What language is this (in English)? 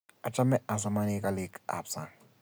Kalenjin